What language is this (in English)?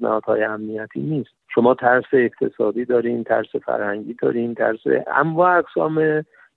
Persian